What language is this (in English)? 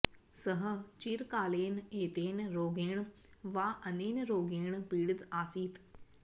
Sanskrit